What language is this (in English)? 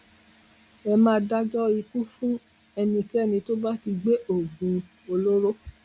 Yoruba